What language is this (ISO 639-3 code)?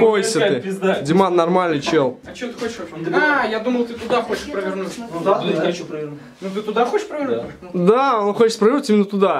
rus